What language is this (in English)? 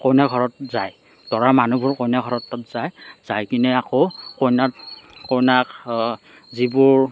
Assamese